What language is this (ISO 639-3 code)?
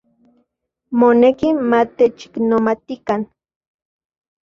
ncx